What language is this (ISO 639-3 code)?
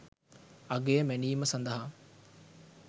sin